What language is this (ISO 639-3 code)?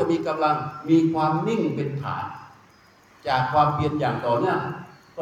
tha